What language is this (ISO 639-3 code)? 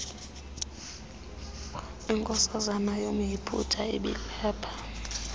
xho